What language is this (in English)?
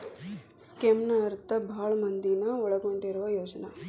Kannada